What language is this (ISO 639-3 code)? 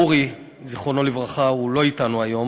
heb